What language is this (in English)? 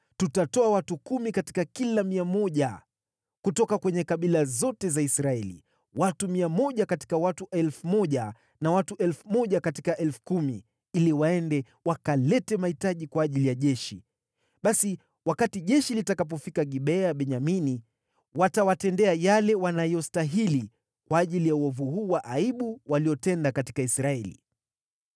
Swahili